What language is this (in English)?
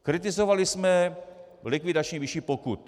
Czech